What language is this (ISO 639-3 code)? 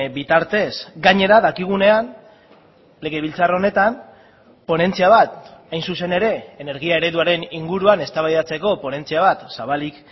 eus